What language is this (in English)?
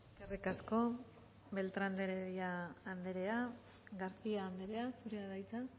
Basque